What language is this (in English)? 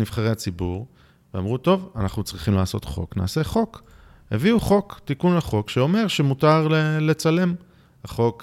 Hebrew